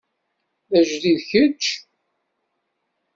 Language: Kabyle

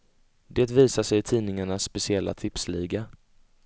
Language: Swedish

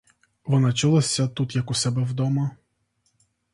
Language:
Ukrainian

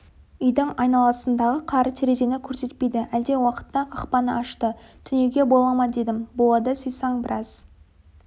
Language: Kazakh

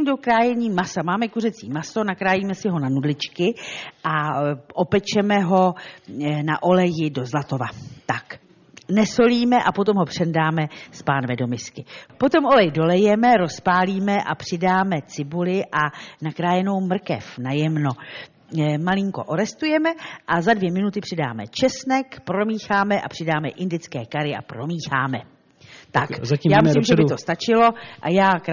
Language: Czech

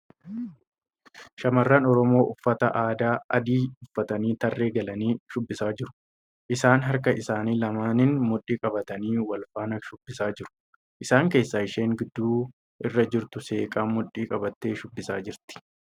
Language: Oromo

